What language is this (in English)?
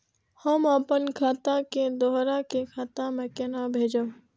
Maithili